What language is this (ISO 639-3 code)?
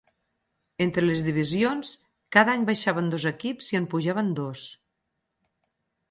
cat